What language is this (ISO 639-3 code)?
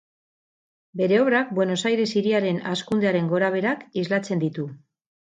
eus